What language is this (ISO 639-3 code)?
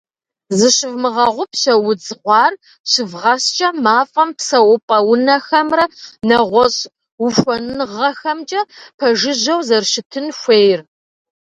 kbd